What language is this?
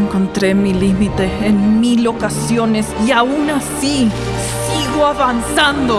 Spanish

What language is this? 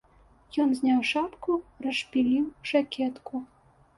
Belarusian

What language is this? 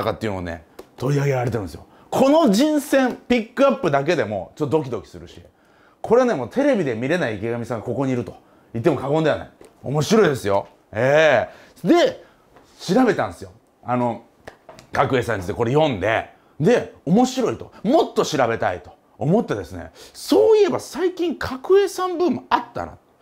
Japanese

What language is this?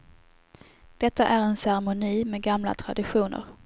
Swedish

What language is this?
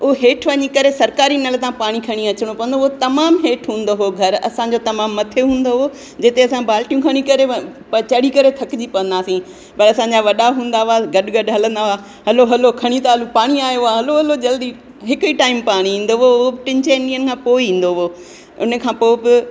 Sindhi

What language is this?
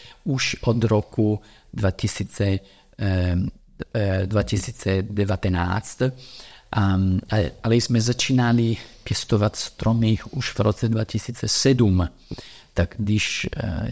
Czech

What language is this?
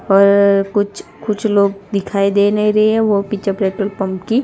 Hindi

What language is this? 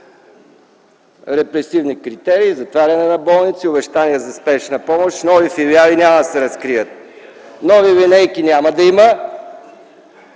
Bulgarian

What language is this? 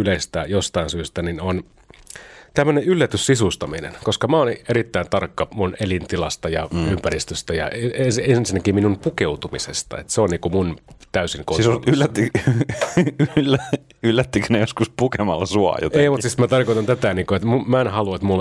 Finnish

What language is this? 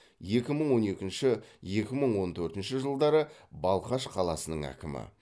Kazakh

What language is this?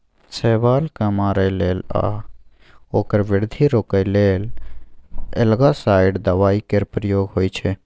Maithili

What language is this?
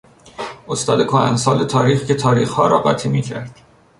Persian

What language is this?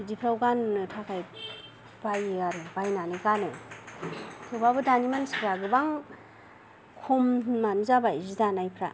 Bodo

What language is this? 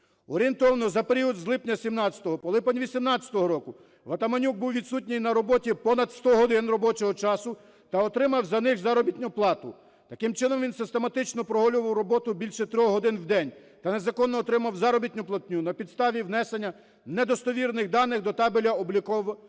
Ukrainian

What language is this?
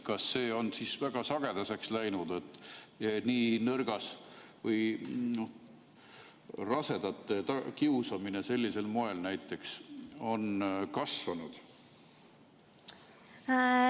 Estonian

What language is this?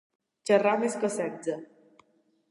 Catalan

